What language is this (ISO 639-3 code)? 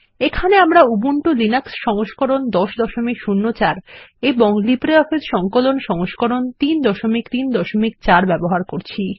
ben